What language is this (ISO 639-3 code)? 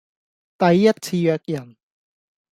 yue